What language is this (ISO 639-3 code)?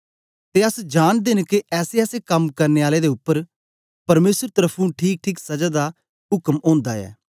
doi